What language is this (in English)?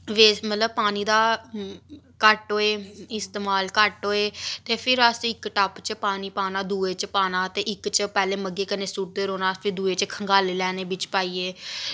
Dogri